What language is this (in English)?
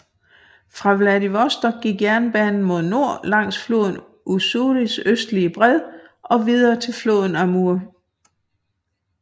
Danish